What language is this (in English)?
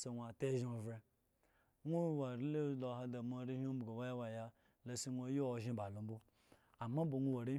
Eggon